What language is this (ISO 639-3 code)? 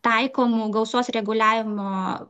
lit